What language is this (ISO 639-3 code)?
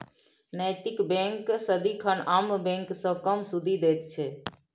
mai